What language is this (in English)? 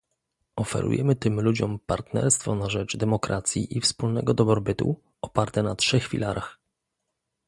Polish